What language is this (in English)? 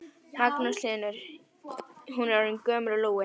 Icelandic